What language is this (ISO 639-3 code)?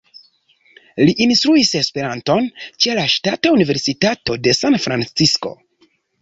epo